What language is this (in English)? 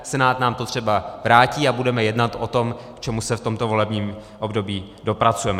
Czech